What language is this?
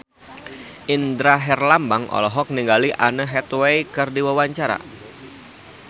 Sundanese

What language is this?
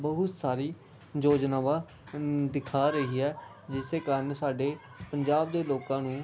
Punjabi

